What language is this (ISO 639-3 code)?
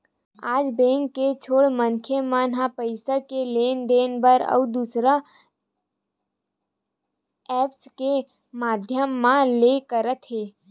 hne